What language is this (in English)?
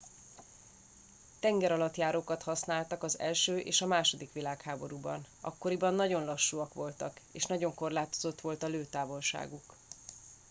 Hungarian